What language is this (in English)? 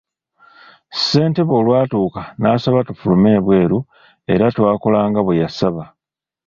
Ganda